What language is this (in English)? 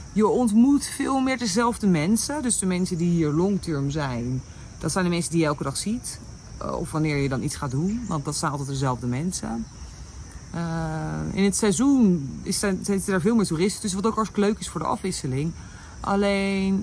Dutch